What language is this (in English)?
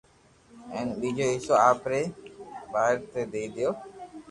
Loarki